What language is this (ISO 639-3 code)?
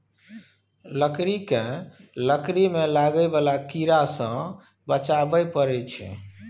mai